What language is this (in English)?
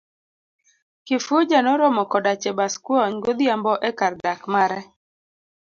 Luo (Kenya and Tanzania)